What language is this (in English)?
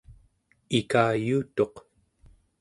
Central Yupik